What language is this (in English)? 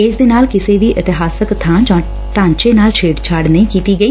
Punjabi